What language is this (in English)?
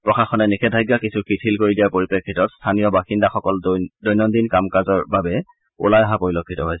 Assamese